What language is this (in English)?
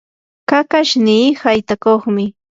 Yanahuanca Pasco Quechua